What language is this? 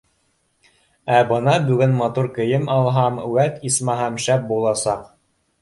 Bashkir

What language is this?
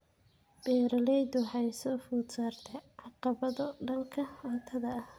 Somali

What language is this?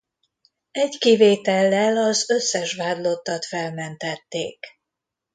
Hungarian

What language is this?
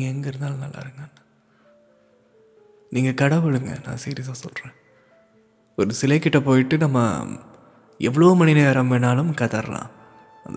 Tamil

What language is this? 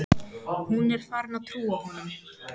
Icelandic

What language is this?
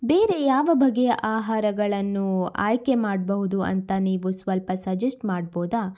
Kannada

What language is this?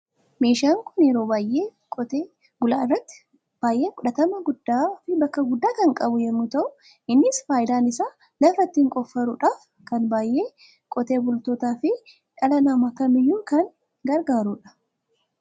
Oromo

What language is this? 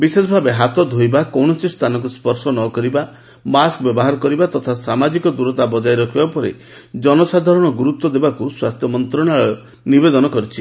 Odia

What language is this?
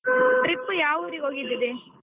Kannada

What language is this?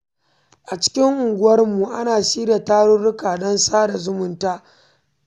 Hausa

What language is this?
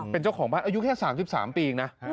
Thai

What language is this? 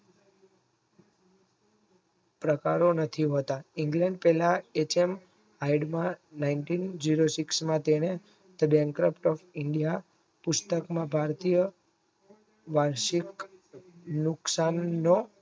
Gujarati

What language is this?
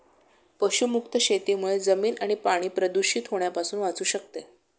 Marathi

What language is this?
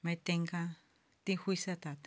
Konkani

